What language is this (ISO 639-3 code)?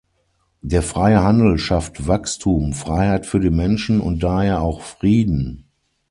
deu